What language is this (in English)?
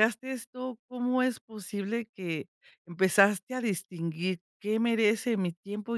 Spanish